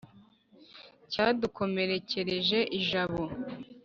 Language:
Kinyarwanda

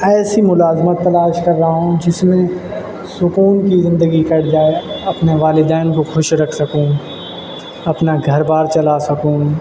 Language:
Urdu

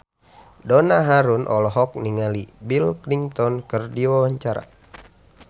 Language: Sundanese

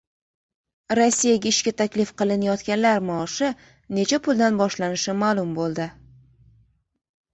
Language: Uzbek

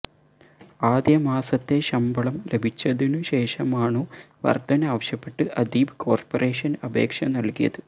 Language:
Malayalam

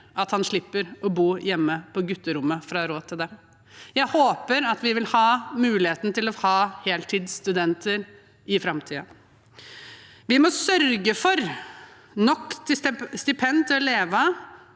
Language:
Norwegian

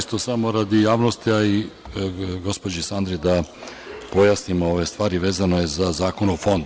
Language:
Serbian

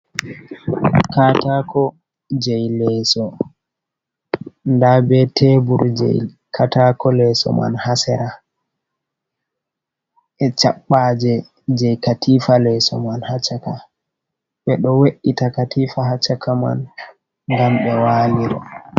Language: Fula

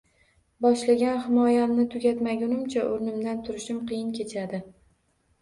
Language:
Uzbek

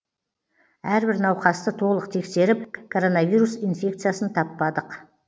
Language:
Kazakh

